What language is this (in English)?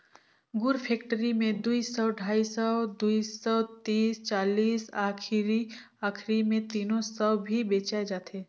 Chhattisgarhi